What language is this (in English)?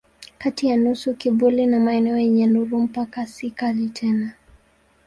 Swahili